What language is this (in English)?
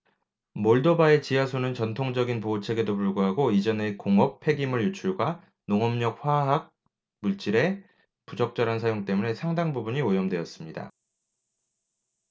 Korean